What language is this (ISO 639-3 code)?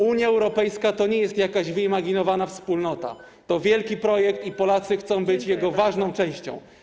pol